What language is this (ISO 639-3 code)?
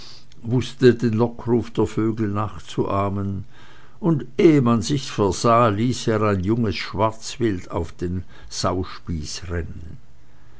deu